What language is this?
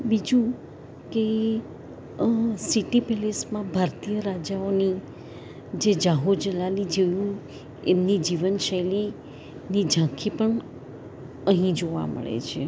Gujarati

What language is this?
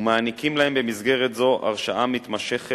Hebrew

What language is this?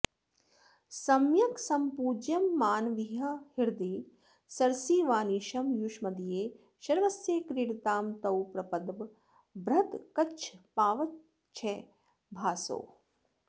Sanskrit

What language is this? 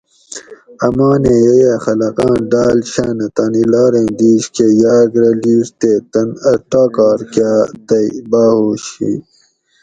Gawri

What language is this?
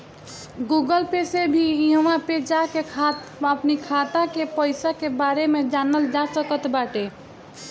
Bhojpuri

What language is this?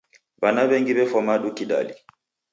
Taita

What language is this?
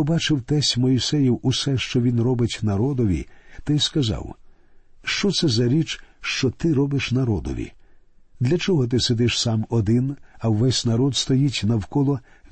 Ukrainian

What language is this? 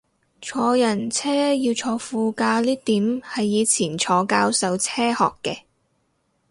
Cantonese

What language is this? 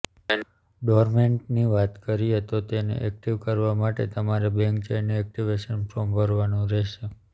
Gujarati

